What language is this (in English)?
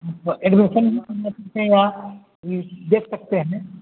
Hindi